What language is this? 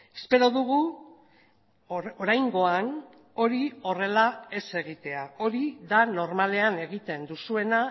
Basque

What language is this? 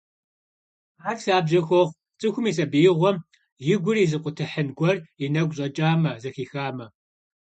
Kabardian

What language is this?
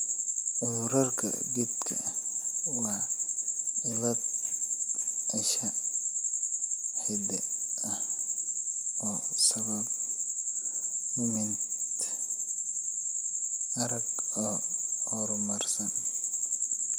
Somali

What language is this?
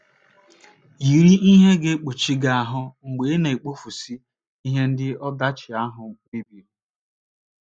Igbo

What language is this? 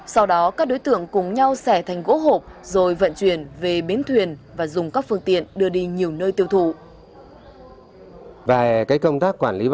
Vietnamese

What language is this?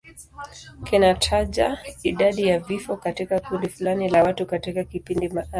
Swahili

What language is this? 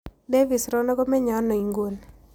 Kalenjin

